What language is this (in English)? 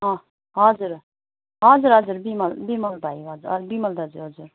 Nepali